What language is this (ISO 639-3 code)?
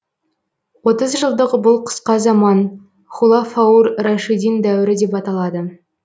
kaz